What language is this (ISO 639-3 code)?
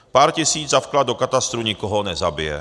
ces